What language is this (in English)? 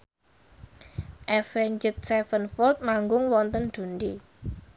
Javanese